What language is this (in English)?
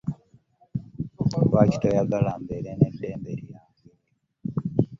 Ganda